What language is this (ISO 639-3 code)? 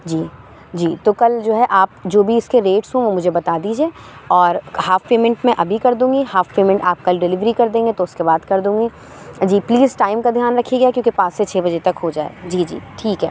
urd